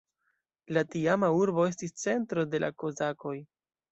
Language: Esperanto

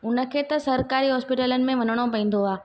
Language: Sindhi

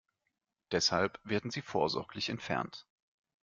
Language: German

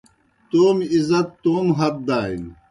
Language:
Kohistani Shina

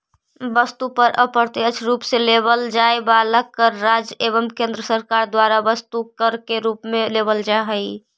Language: Magahi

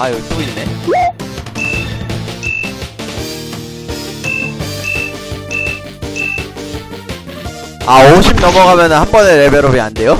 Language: Korean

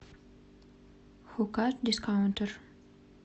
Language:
Russian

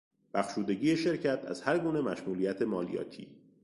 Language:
Persian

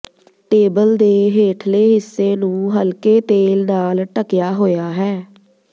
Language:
Punjabi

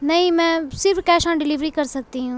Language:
Urdu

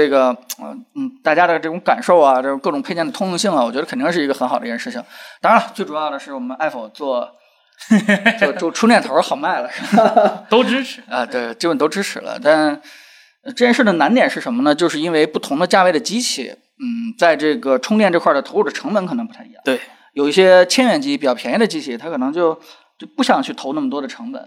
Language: Chinese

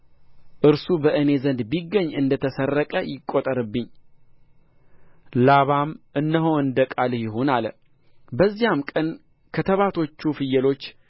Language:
Amharic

